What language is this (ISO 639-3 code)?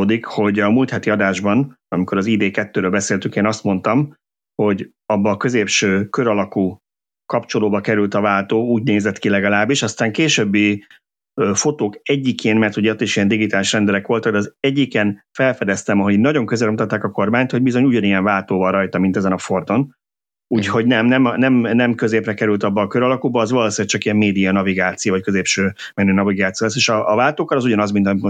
hun